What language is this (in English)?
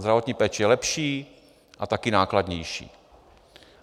Czech